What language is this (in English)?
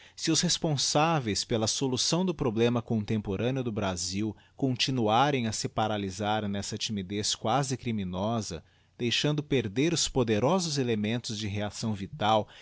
Portuguese